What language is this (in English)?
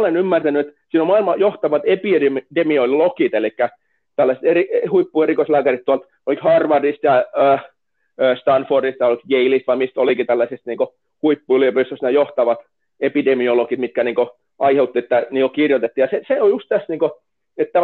Finnish